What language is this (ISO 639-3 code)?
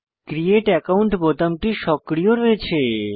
ben